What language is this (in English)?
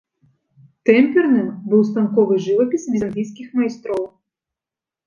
Belarusian